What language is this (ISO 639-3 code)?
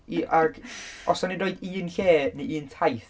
cym